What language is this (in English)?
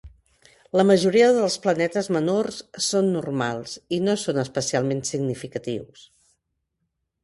Catalan